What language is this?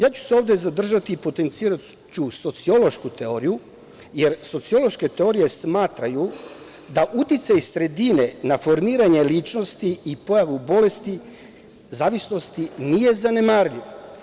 Serbian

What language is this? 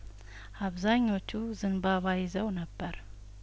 Amharic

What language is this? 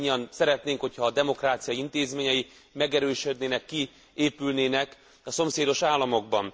Hungarian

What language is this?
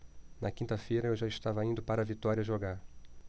Portuguese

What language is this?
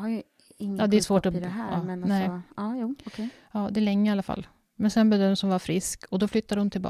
Swedish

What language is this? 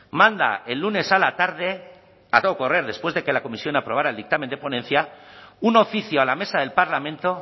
Spanish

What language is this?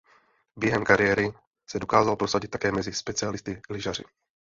Czech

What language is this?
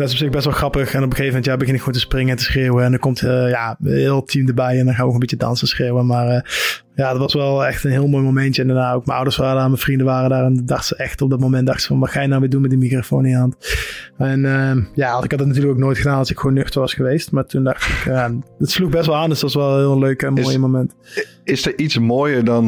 Dutch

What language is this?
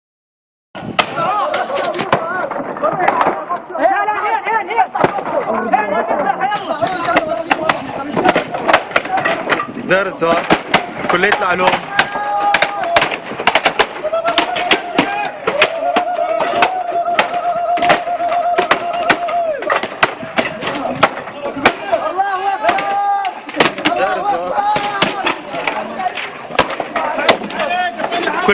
Arabic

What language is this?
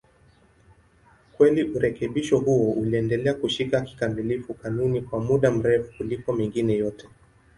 Swahili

